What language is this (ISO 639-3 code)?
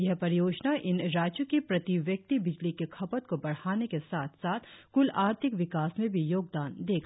hin